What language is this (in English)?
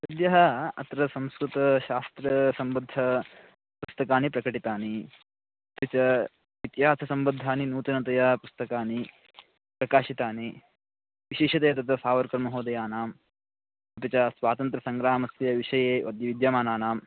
Sanskrit